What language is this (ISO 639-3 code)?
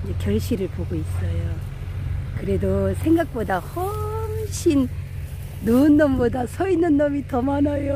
kor